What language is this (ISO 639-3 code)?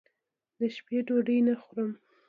pus